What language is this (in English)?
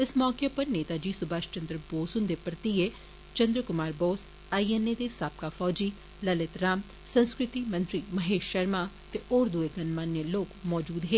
Dogri